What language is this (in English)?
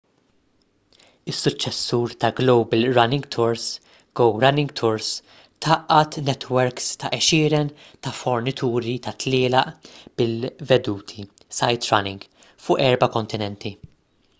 Maltese